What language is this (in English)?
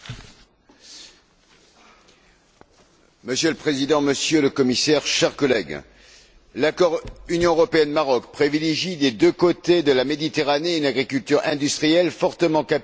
French